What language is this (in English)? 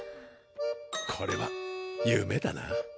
Japanese